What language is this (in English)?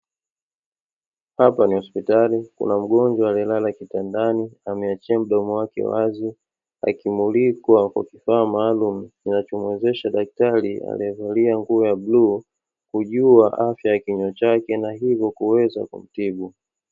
Swahili